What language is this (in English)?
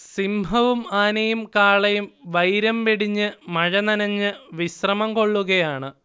Malayalam